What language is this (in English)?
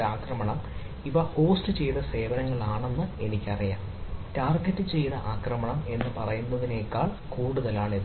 Malayalam